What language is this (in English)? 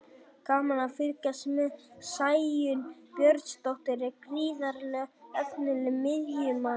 Icelandic